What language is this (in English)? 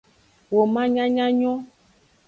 Aja (Benin)